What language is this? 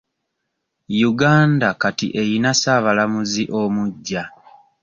Ganda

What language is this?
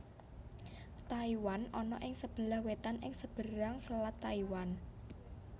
Javanese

